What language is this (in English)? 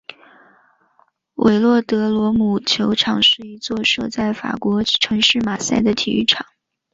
Chinese